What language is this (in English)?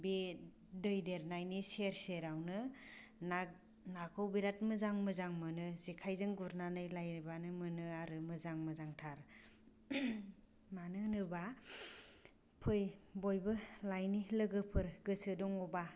Bodo